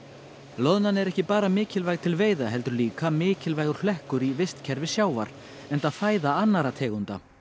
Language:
Icelandic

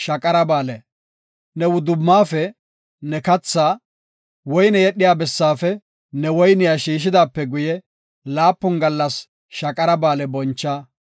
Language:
Gofa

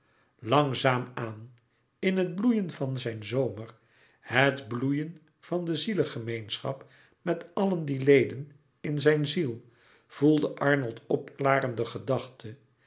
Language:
Dutch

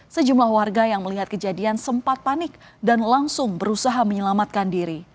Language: Indonesian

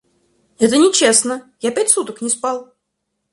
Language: Russian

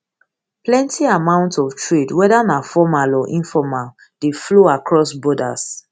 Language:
Nigerian Pidgin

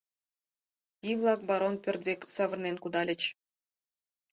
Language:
Mari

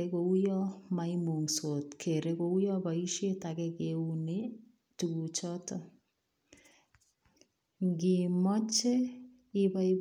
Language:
Kalenjin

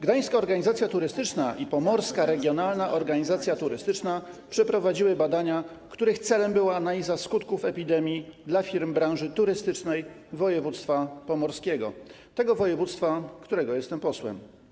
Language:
Polish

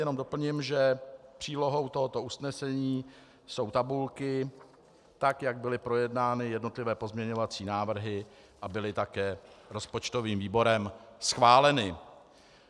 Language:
Czech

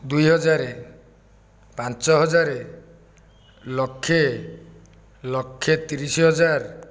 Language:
Odia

